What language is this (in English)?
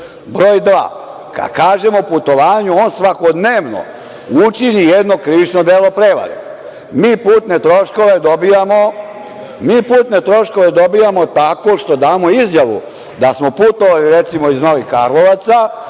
Serbian